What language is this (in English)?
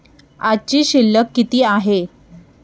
Marathi